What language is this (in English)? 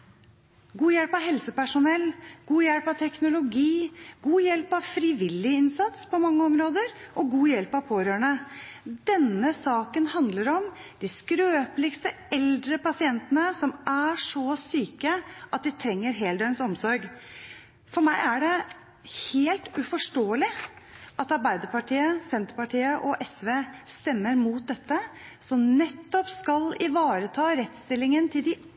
Norwegian Bokmål